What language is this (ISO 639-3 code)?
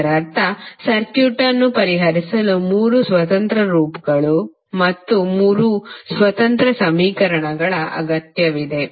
kan